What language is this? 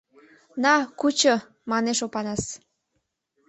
Mari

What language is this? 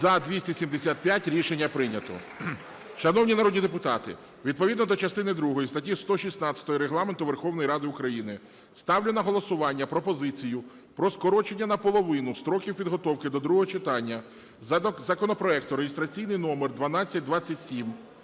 Ukrainian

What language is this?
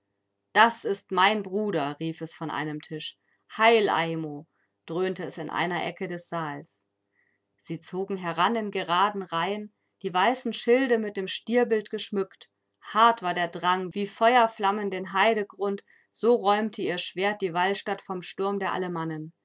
German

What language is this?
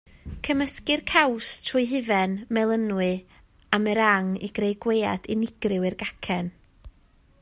Welsh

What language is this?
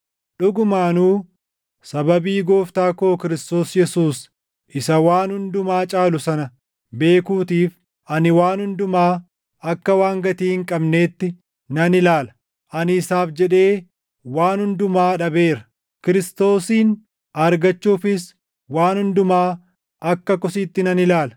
Oromo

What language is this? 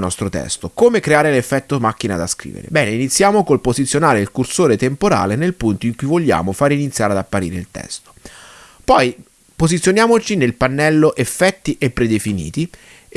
Italian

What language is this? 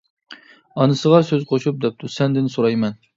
Uyghur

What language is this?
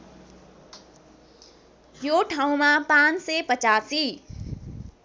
Nepali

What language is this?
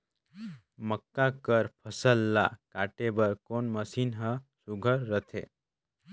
Chhattisgarhi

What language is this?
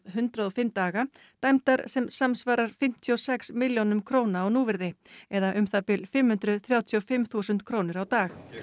Icelandic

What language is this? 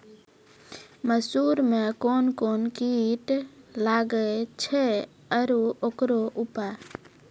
Maithili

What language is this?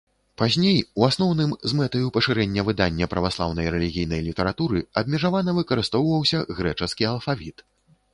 Belarusian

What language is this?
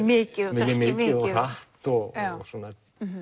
Icelandic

